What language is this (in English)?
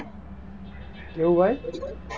Gujarati